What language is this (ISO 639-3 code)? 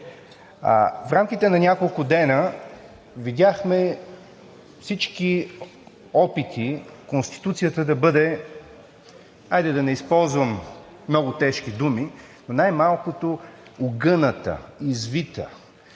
bul